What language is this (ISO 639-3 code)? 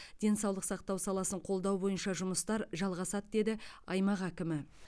kaz